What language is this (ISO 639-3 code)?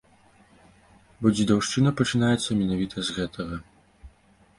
bel